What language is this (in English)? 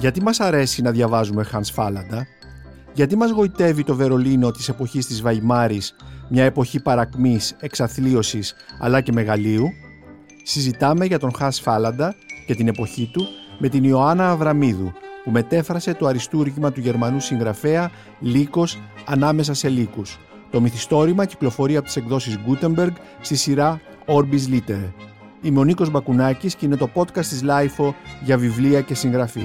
Greek